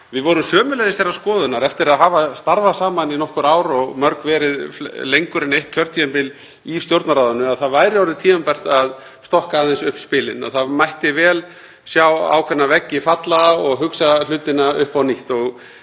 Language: Icelandic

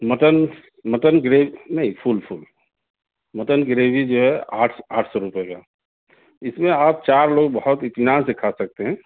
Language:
Urdu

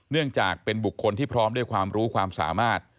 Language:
Thai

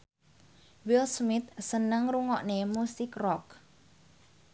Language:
Javanese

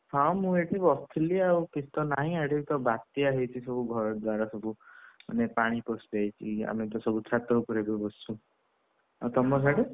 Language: Odia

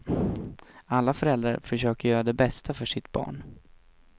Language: Swedish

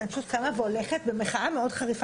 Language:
Hebrew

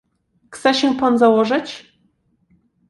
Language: Polish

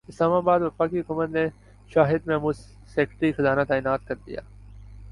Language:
Urdu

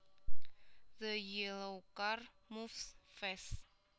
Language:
Javanese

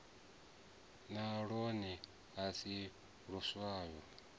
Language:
Venda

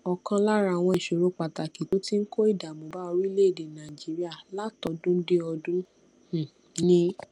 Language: Yoruba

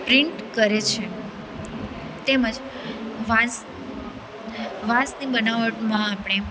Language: Gujarati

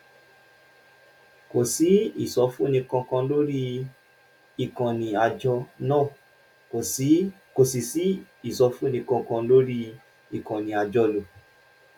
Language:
Yoruba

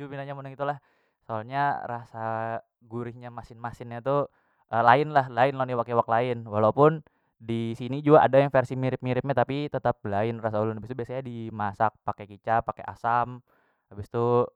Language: Banjar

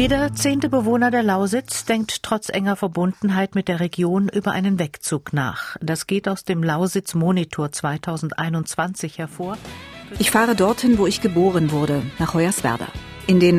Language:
German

